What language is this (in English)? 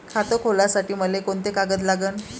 Marathi